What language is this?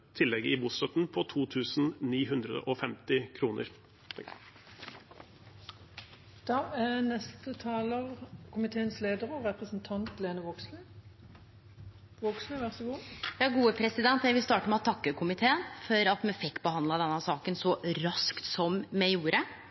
Norwegian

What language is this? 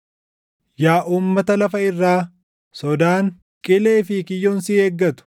Oromo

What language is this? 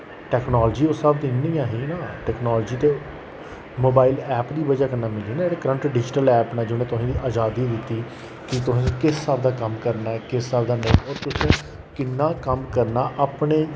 Dogri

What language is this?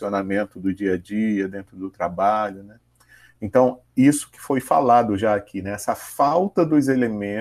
Portuguese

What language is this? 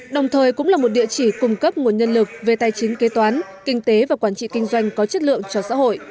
Vietnamese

